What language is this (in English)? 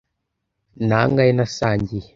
Kinyarwanda